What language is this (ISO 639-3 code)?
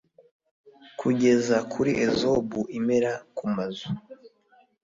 kin